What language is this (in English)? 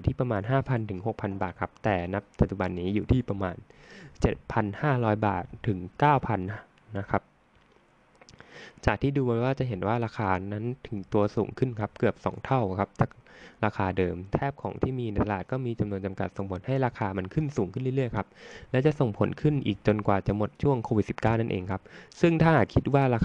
Thai